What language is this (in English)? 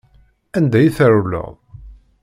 Kabyle